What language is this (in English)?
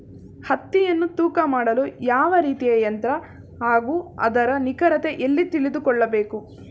Kannada